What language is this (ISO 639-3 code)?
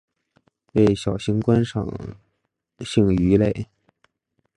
zho